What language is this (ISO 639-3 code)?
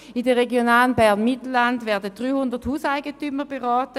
gsw